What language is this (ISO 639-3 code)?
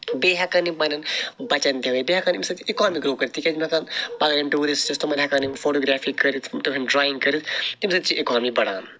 kas